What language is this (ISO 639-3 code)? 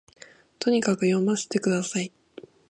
jpn